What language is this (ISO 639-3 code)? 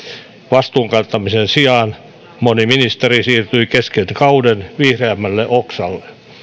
fin